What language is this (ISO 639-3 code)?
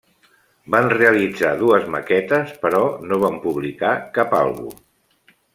cat